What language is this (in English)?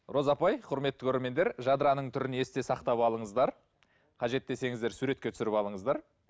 Kazakh